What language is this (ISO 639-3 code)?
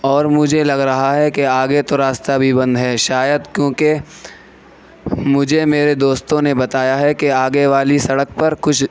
urd